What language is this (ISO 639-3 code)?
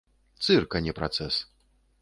bel